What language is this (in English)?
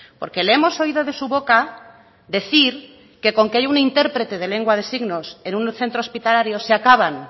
Spanish